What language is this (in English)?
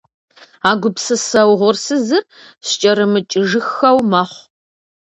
Kabardian